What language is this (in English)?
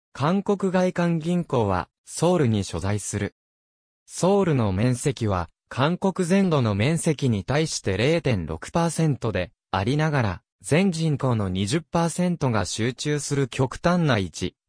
Japanese